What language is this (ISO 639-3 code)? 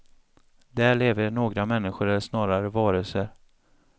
swe